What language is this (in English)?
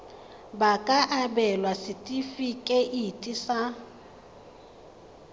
Tswana